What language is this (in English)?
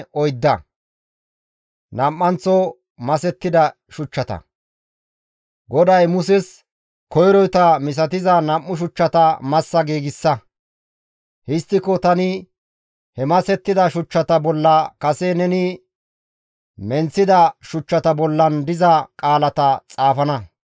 Gamo